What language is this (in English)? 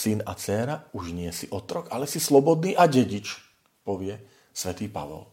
Slovak